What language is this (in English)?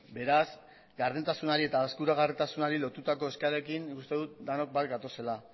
Basque